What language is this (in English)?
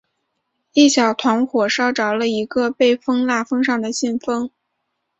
Chinese